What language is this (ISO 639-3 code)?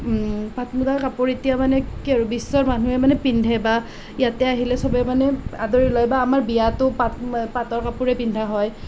asm